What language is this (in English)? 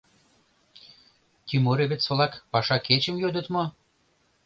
Mari